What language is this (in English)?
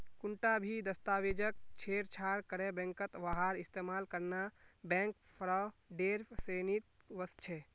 Magahi